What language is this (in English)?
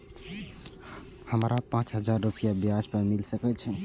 Maithili